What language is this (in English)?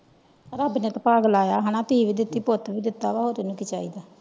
Punjabi